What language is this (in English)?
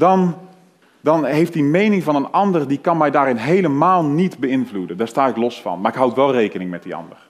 Dutch